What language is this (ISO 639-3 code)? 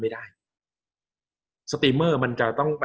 tha